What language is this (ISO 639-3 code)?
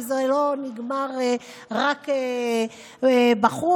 heb